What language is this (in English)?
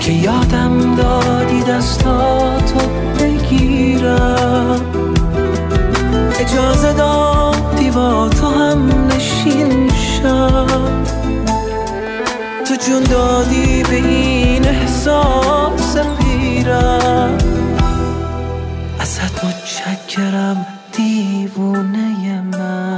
Persian